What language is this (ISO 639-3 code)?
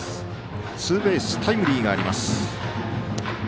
jpn